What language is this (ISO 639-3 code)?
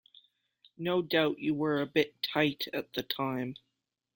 eng